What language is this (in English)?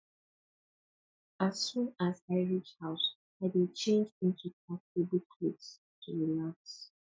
Nigerian Pidgin